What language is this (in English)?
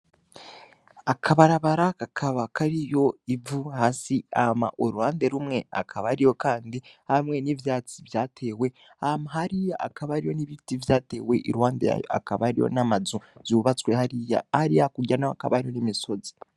Rundi